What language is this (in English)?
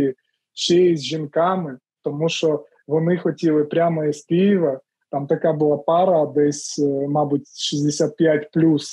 Ukrainian